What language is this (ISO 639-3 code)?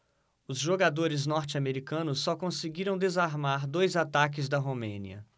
por